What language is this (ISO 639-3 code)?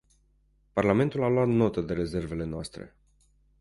ron